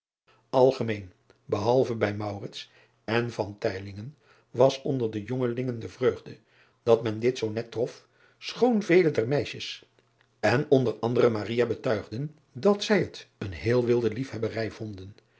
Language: Dutch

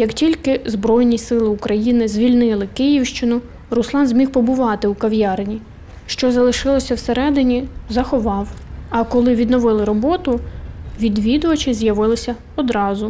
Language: Ukrainian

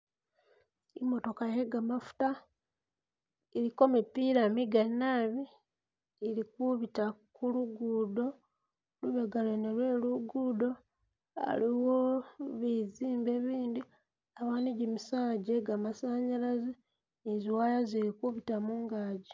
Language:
Masaaba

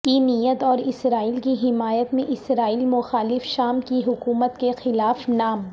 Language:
Urdu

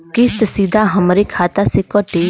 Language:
Bhojpuri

